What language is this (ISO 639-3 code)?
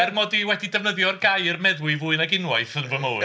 cym